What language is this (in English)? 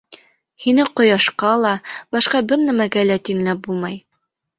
Bashkir